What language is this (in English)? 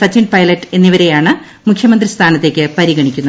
Malayalam